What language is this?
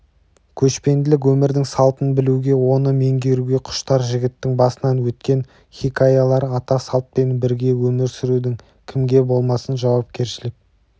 Kazakh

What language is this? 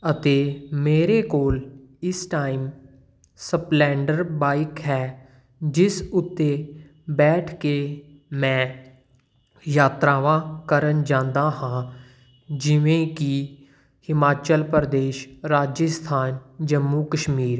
Punjabi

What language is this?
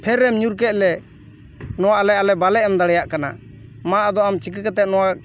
Santali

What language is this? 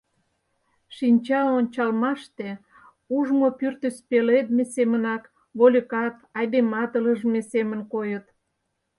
Mari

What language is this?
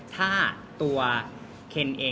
Thai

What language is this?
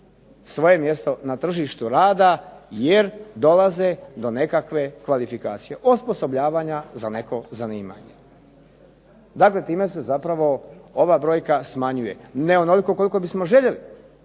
Croatian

